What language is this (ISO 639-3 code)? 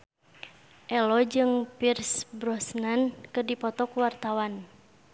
sun